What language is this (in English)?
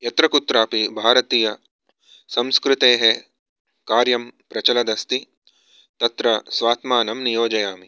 Sanskrit